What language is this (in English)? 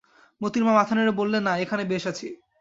Bangla